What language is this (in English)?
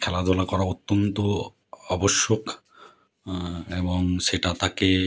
Bangla